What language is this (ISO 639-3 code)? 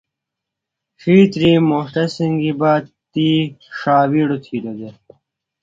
phl